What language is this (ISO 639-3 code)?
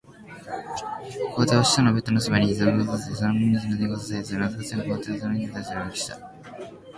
jpn